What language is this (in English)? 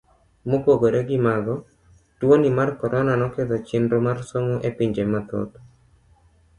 Luo (Kenya and Tanzania)